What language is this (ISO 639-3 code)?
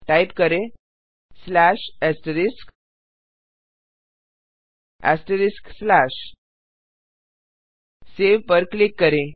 hin